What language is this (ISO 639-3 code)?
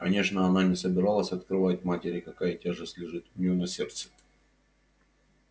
rus